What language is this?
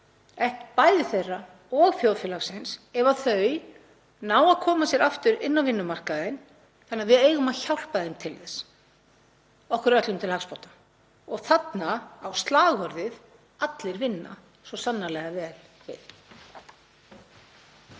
Icelandic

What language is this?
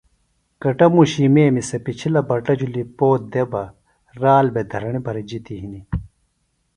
Phalura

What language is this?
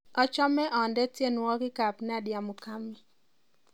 Kalenjin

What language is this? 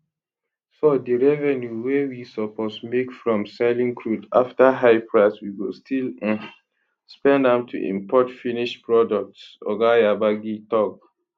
Nigerian Pidgin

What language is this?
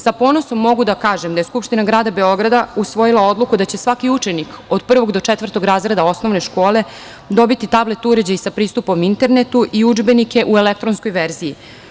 Serbian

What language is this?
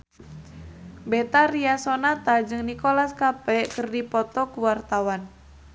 Sundanese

